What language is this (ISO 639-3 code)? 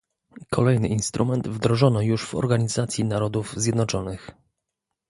pol